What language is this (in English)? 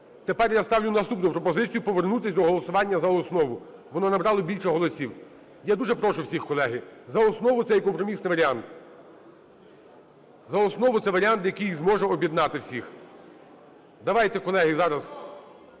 Ukrainian